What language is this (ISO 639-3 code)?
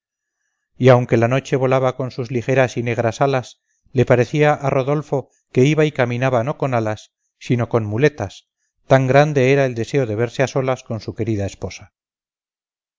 spa